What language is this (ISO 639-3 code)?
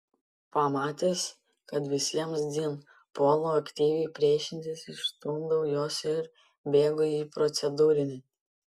lit